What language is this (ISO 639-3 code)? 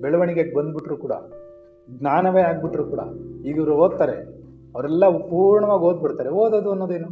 kan